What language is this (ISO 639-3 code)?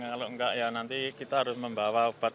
ind